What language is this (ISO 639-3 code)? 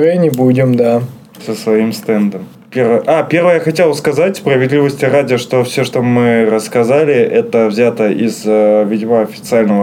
rus